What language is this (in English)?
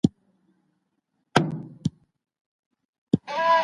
Pashto